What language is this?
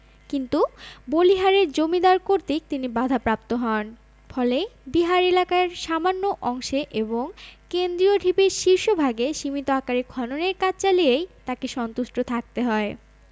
Bangla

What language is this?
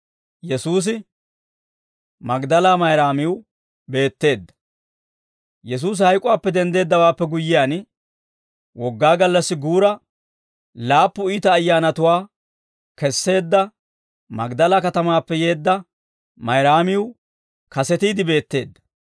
Dawro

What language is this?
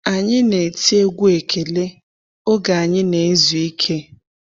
Igbo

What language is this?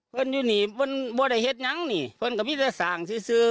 Thai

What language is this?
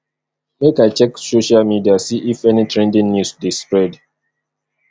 Nigerian Pidgin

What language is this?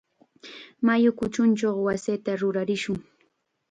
Chiquián Ancash Quechua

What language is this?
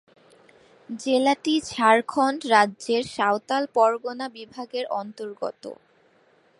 Bangla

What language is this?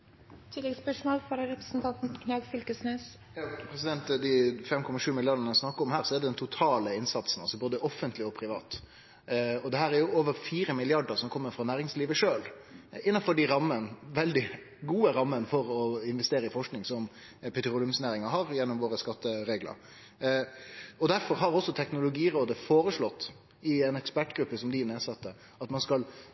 Norwegian Nynorsk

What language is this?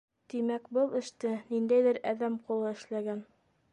Bashkir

